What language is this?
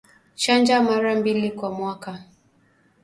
Swahili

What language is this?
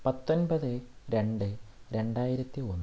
Malayalam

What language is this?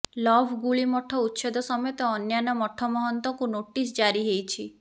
Odia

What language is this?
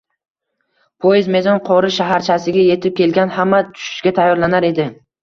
Uzbek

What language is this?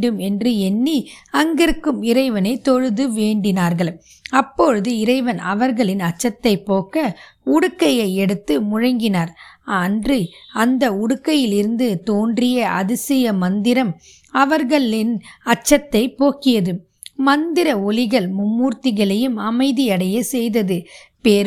Tamil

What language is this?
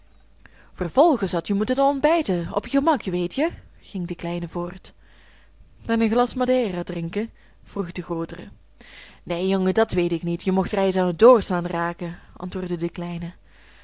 Dutch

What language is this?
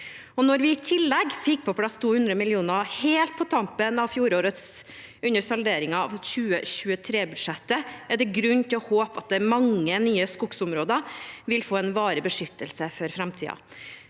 Norwegian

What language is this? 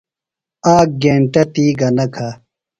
Phalura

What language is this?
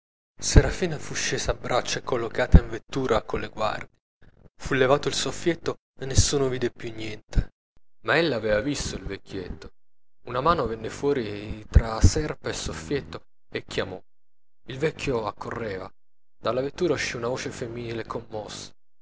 Italian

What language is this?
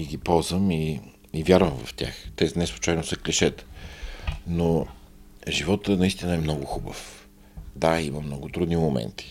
Bulgarian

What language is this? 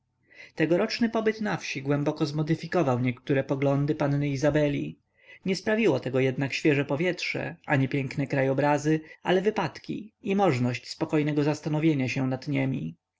Polish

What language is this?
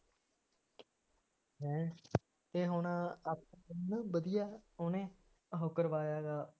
Punjabi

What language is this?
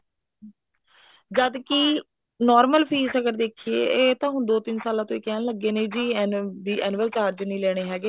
Punjabi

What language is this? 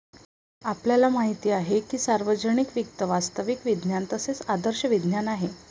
Marathi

